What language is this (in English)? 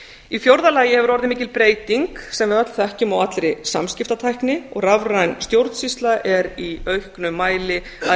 Icelandic